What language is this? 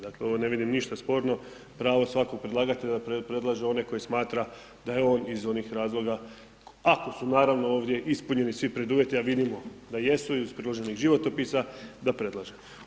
Croatian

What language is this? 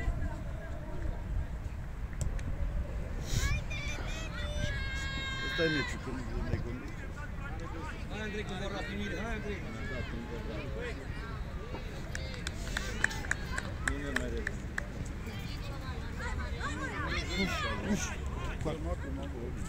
Romanian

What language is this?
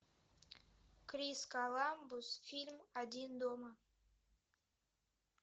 Russian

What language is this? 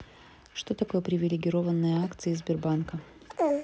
Russian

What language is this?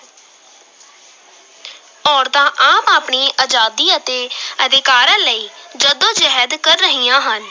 Punjabi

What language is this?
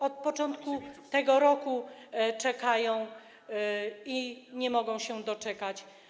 Polish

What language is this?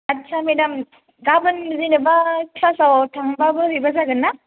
Bodo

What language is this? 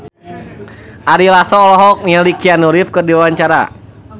Sundanese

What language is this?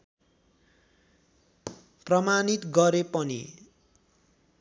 Nepali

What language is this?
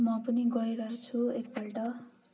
Nepali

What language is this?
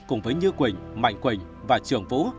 Vietnamese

